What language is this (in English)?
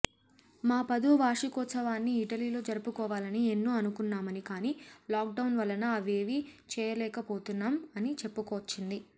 Telugu